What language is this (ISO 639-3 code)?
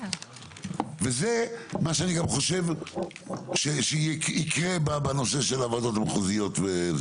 heb